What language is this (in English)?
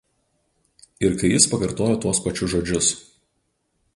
Lithuanian